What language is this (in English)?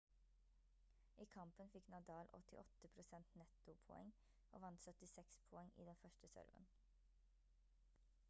Norwegian Bokmål